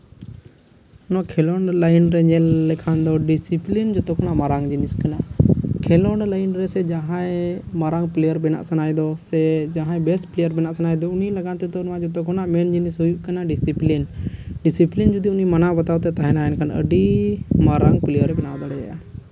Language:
Santali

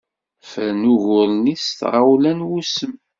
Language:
Kabyle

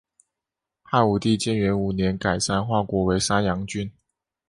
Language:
Chinese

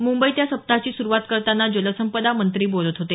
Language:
Marathi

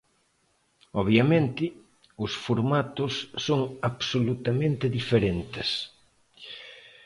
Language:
Galician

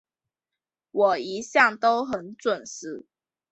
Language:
Chinese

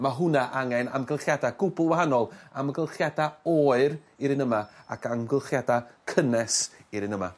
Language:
Welsh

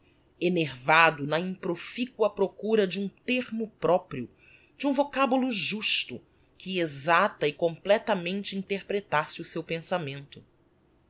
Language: Portuguese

